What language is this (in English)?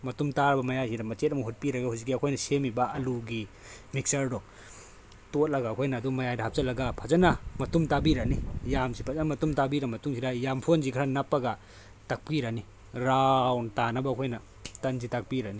Manipuri